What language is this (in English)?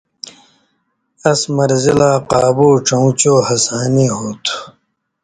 Indus Kohistani